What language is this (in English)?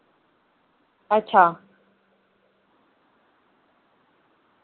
Dogri